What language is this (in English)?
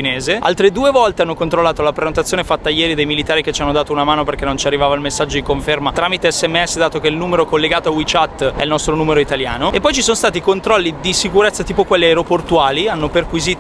Italian